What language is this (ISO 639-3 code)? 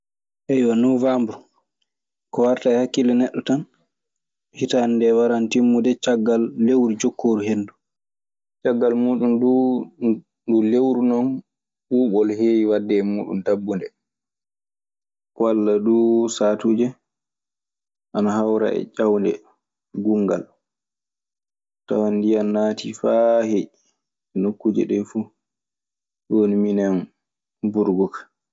ffm